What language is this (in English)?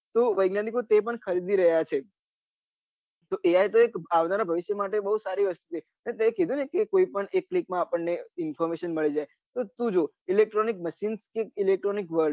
Gujarati